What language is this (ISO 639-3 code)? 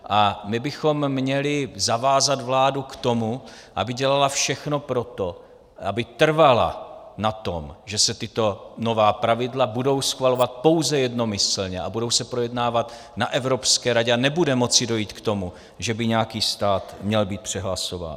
ces